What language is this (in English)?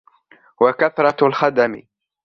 Arabic